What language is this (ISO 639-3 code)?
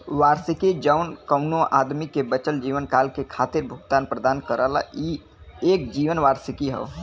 bho